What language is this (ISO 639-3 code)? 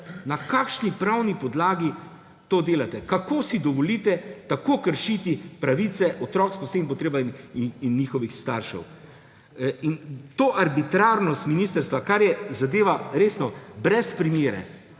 slv